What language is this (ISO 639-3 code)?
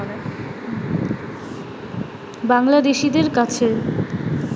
ben